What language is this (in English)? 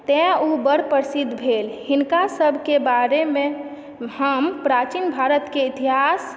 Maithili